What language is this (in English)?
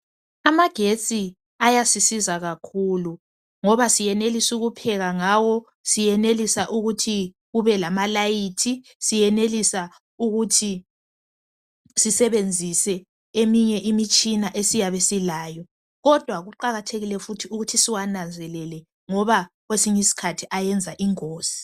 North Ndebele